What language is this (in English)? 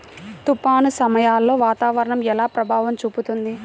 Telugu